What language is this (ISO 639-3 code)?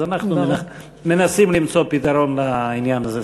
heb